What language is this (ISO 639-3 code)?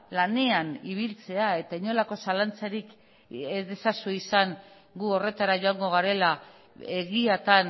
eus